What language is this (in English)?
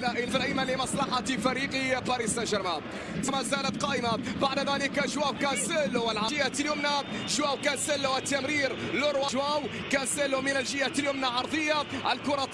Arabic